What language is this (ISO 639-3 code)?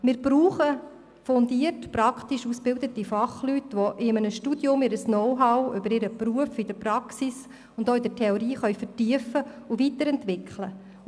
gsw